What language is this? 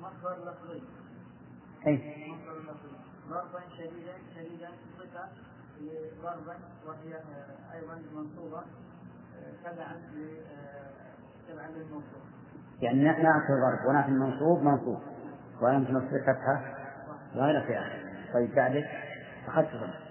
Arabic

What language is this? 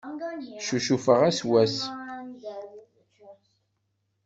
Kabyle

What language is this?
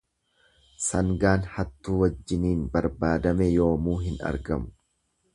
Oromo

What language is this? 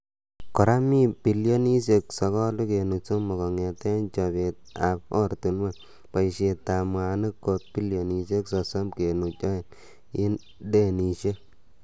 Kalenjin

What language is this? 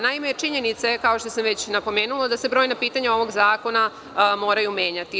Serbian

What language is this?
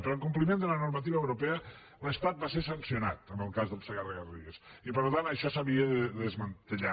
Catalan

